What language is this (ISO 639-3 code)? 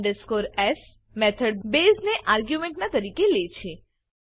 guj